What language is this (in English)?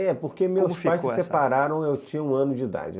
Portuguese